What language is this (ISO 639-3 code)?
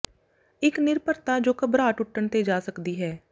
pan